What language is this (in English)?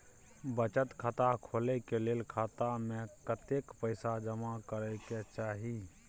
Maithili